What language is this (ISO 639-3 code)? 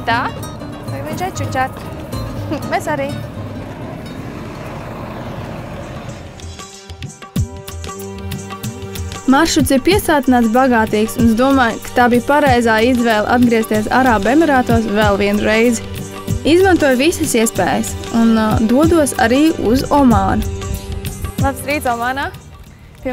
lav